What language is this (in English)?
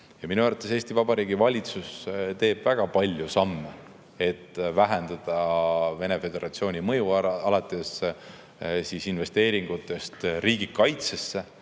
Estonian